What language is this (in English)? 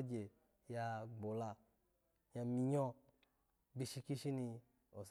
Alago